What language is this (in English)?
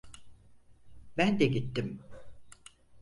Turkish